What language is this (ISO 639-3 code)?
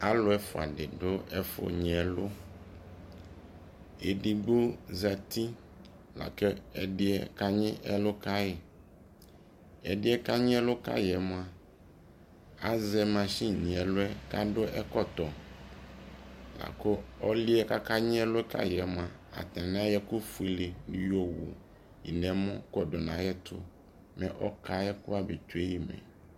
kpo